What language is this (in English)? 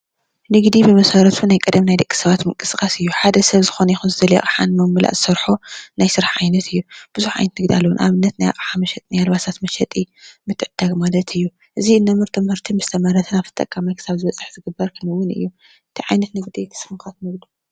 Tigrinya